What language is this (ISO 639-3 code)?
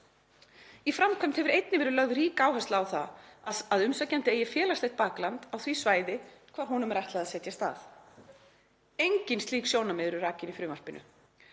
isl